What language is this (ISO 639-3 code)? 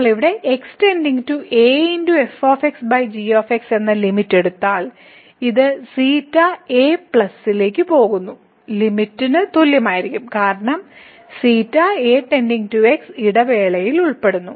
mal